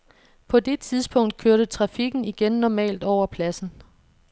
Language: Danish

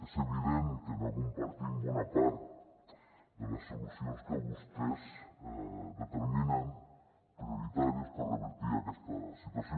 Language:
Catalan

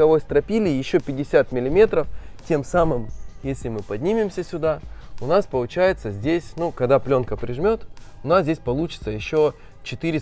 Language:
Russian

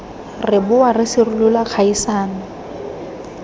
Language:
Tswana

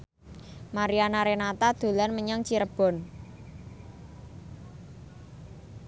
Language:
Javanese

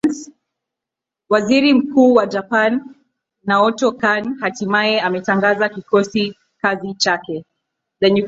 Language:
Swahili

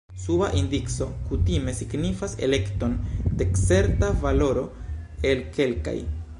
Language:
Esperanto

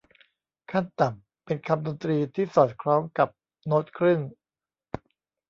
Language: Thai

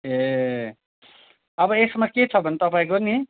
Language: Nepali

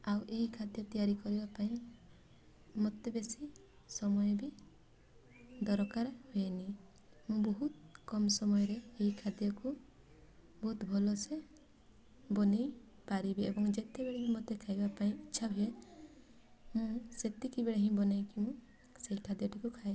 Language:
Odia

